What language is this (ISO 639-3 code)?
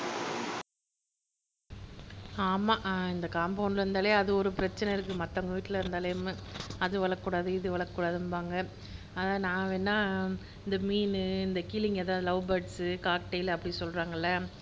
tam